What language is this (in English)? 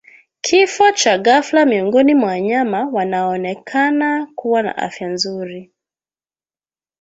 Swahili